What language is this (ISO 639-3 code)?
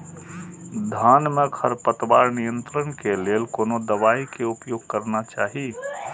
mai